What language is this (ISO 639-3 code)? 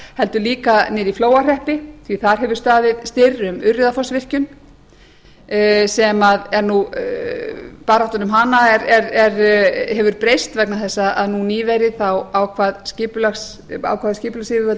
isl